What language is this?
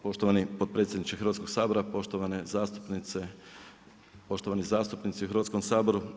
Croatian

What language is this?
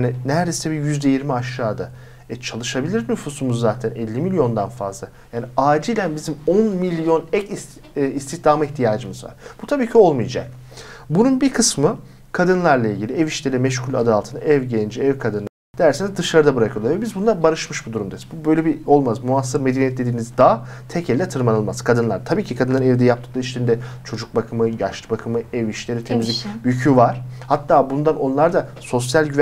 Turkish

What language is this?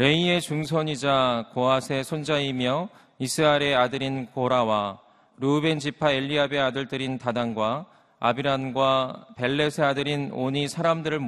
Korean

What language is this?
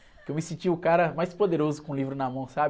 Portuguese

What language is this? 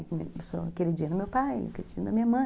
Portuguese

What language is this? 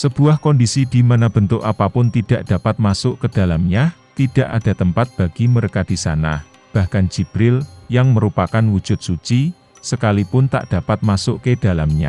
Indonesian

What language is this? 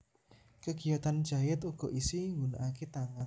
Javanese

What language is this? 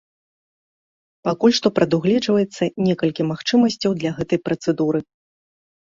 Belarusian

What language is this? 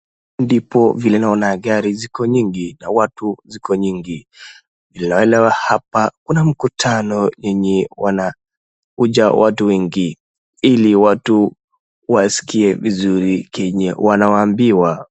Swahili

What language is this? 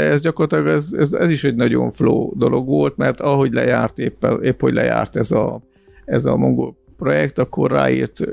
Hungarian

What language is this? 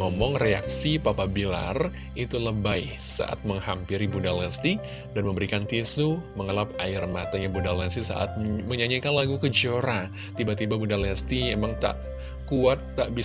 Indonesian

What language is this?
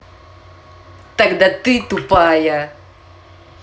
Russian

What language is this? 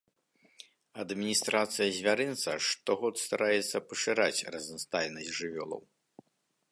Belarusian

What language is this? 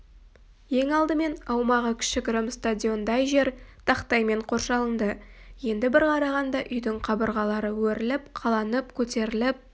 Kazakh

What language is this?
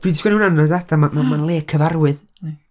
Welsh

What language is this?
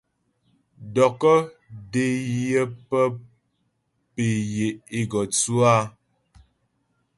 Ghomala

